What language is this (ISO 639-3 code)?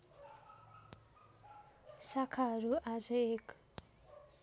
nep